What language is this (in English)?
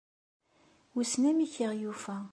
Kabyle